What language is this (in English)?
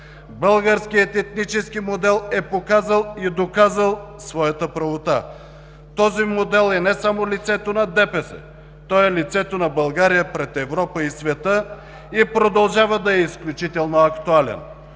Bulgarian